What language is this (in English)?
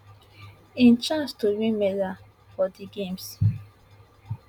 Nigerian Pidgin